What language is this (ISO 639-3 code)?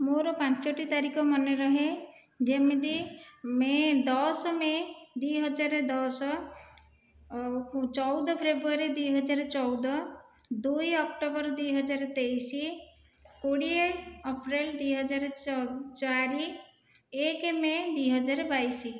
ori